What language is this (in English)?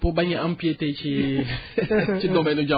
Wolof